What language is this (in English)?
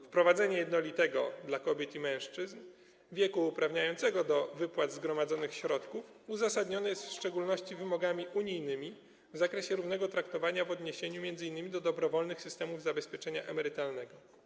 Polish